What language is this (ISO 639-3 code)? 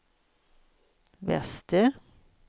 swe